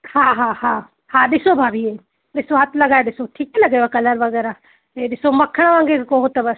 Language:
Sindhi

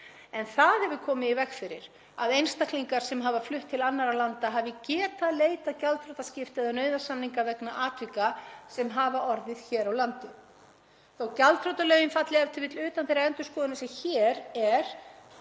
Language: Icelandic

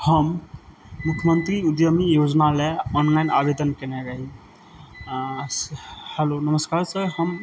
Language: Maithili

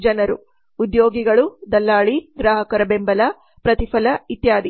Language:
Kannada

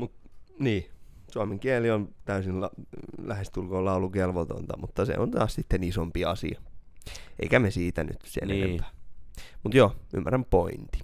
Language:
Finnish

